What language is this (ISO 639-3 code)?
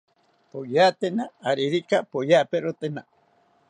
cpy